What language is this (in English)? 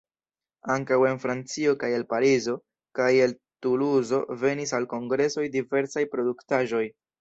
Esperanto